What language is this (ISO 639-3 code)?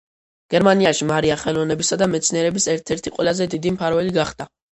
kat